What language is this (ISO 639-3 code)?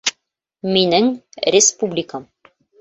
bak